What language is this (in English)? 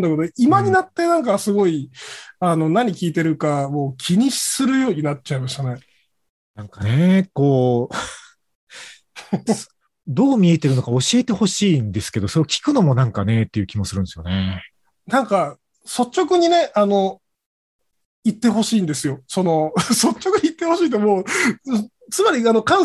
Japanese